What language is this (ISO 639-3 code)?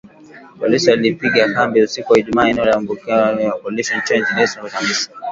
swa